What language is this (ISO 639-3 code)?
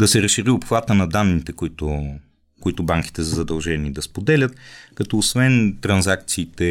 bul